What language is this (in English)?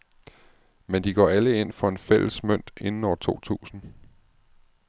Danish